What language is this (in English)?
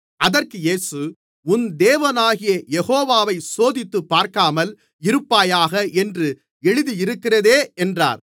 Tamil